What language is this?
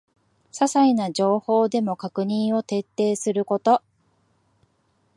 Japanese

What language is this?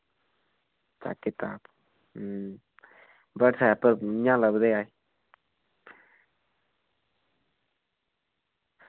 Dogri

